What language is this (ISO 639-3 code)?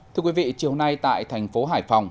vie